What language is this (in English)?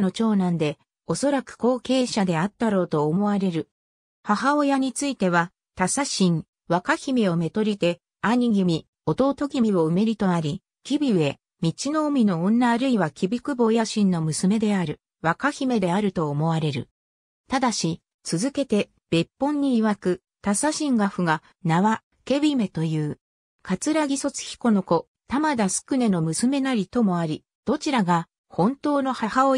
Japanese